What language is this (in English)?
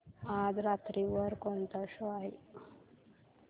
Marathi